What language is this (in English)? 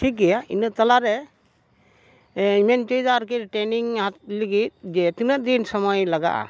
Santali